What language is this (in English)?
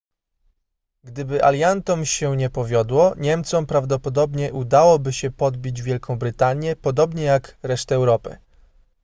Polish